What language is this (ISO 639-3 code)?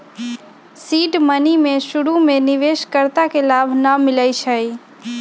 mag